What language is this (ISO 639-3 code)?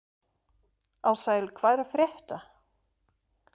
isl